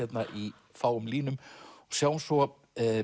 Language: Icelandic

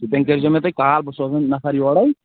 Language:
Kashmiri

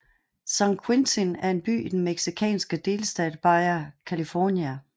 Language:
Danish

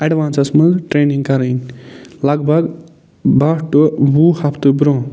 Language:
Kashmiri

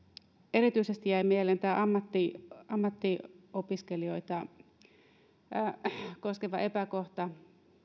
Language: Finnish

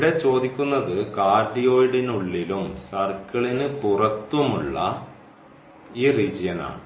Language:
Malayalam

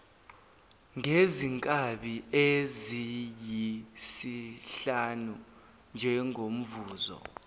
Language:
Zulu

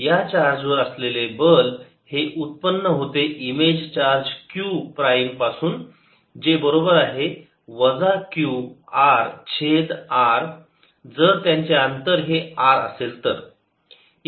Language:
Marathi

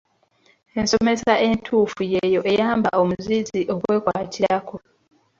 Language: Ganda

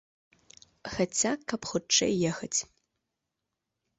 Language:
Belarusian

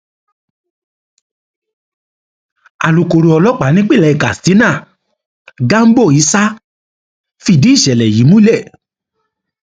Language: Yoruba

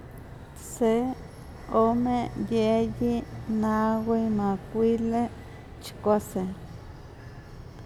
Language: Huaxcaleca Nahuatl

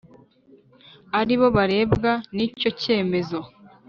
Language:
Kinyarwanda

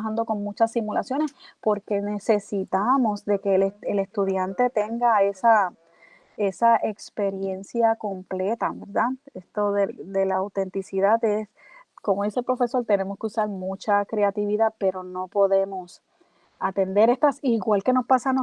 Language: Spanish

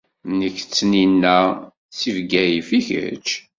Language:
Kabyle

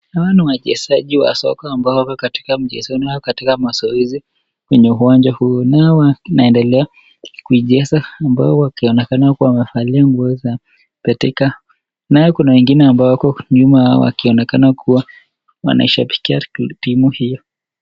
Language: Swahili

